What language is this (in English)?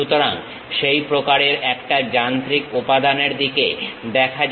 Bangla